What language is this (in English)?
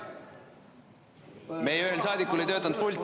Estonian